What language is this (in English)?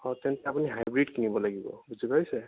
Assamese